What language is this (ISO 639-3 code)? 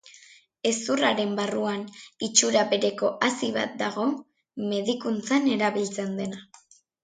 eus